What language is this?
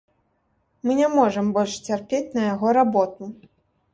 Belarusian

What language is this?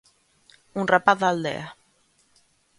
Galician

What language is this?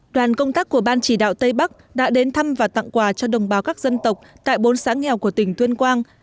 Vietnamese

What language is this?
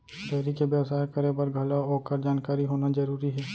Chhattisgarhi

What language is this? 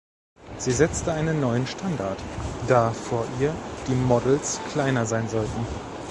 German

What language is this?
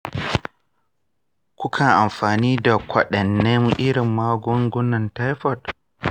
Hausa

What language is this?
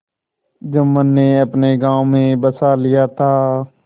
Hindi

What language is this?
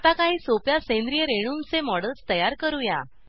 Marathi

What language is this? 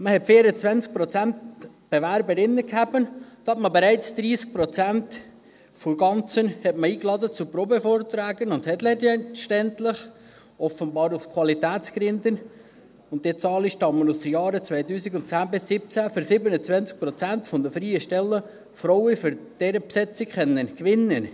Swiss German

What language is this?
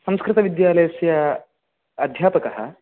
Sanskrit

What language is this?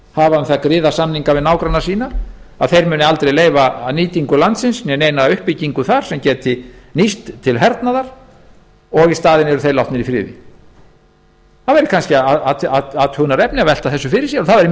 Icelandic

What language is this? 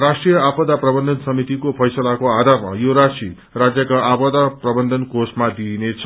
Nepali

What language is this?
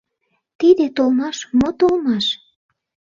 Mari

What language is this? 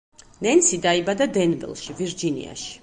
Georgian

